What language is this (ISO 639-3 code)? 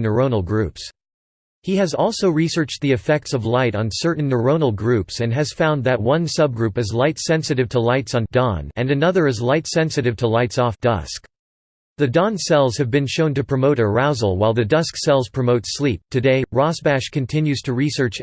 eng